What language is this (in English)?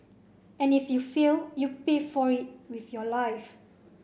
English